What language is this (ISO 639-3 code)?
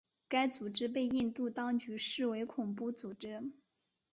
zho